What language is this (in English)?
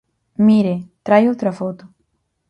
Galician